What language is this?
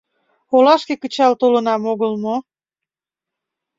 Mari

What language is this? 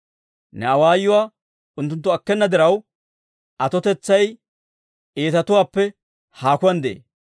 Dawro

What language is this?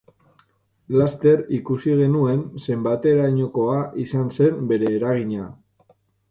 Basque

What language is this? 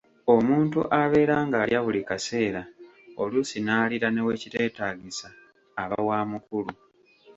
Ganda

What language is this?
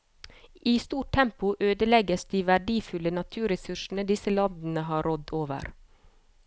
Norwegian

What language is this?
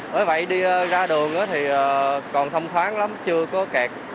Vietnamese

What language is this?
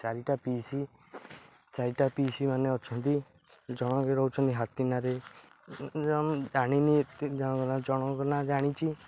Odia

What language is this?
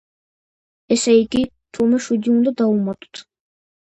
Georgian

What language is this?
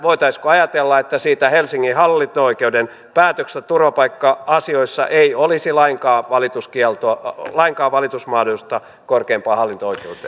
Finnish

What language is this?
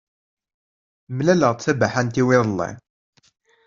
Kabyle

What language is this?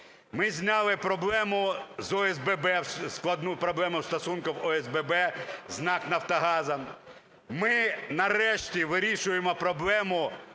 Ukrainian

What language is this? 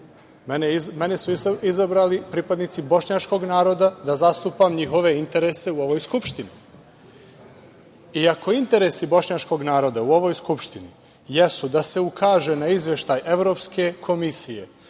Serbian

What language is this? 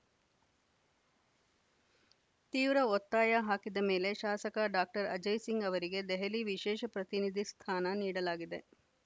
Kannada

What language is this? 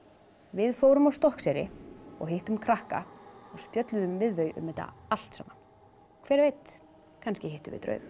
Icelandic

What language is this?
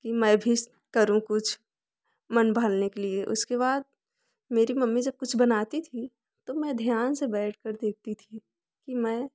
Hindi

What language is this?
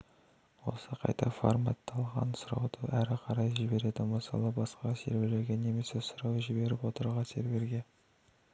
Kazakh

